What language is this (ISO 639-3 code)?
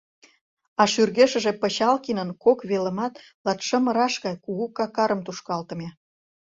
chm